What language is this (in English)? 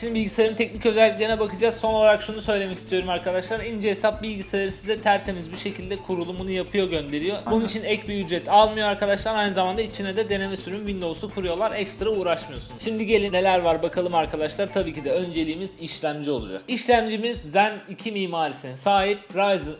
Turkish